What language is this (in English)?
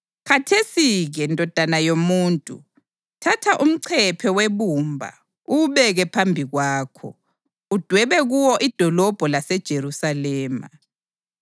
North Ndebele